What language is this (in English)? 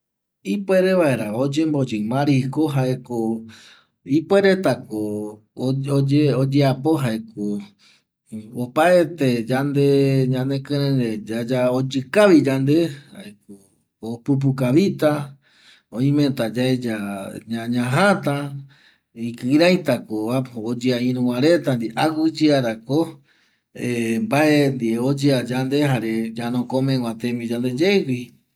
Eastern Bolivian Guaraní